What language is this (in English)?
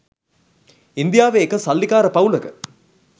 Sinhala